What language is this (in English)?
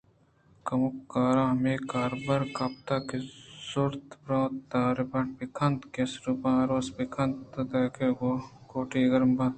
Eastern Balochi